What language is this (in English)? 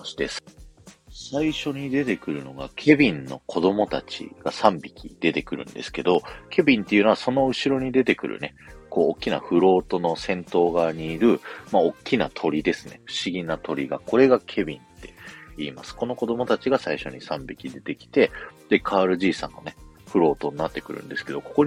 Japanese